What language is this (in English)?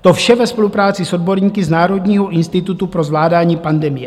Czech